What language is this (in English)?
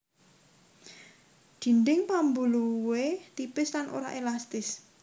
Javanese